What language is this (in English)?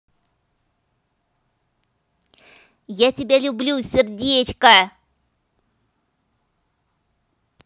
Russian